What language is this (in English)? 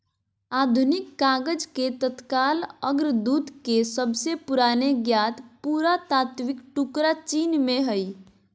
Magahi